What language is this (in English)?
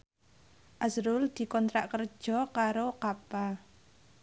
Javanese